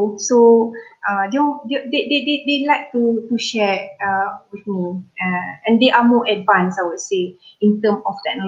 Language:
Malay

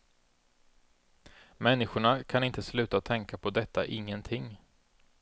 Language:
Swedish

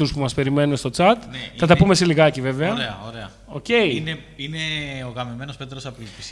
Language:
Greek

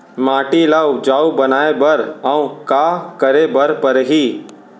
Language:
Chhattisgarhi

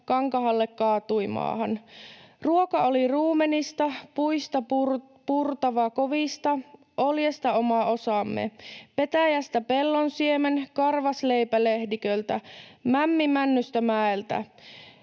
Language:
Finnish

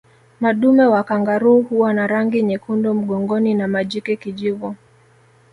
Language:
Swahili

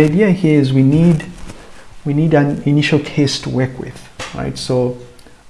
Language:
English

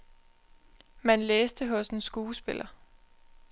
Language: Danish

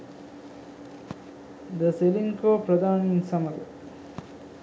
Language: Sinhala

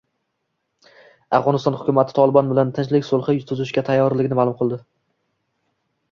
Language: Uzbek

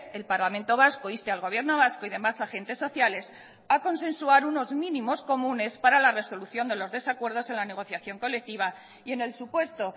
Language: Spanish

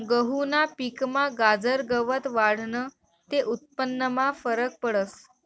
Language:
Marathi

